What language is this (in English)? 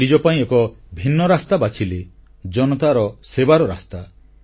Odia